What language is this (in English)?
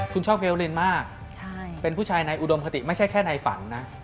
Thai